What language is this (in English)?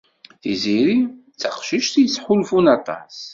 Kabyle